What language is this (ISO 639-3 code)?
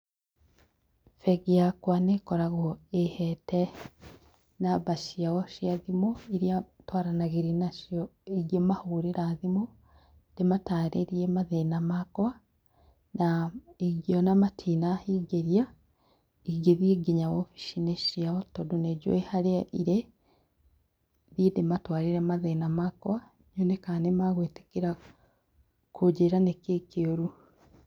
kik